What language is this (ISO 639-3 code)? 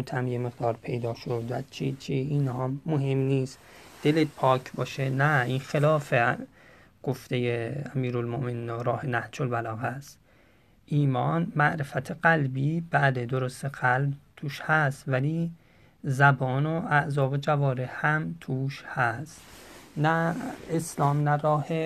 fas